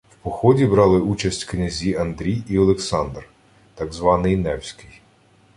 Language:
Ukrainian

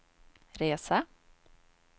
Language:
Swedish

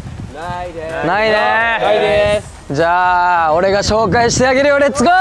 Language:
Japanese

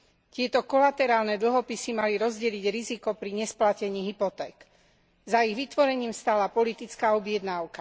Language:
Slovak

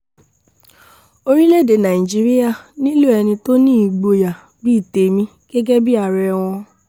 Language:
Yoruba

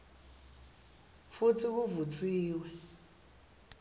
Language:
Swati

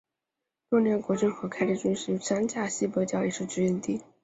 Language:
Chinese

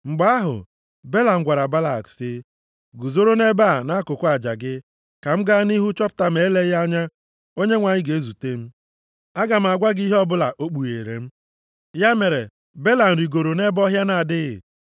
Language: Igbo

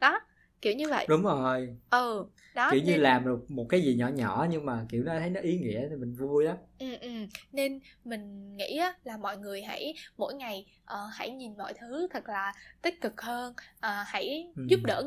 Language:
Vietnamese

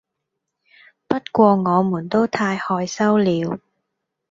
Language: Cantonese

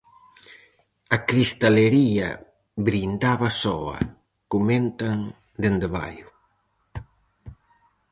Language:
Galician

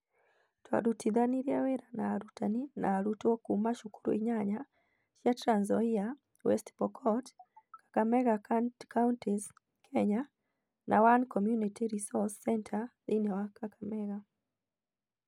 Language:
Kikuyu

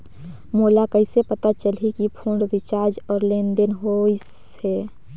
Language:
Chhattisgarhi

